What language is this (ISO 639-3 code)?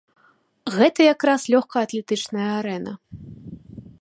bel